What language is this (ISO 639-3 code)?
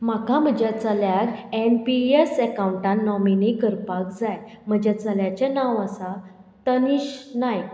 kok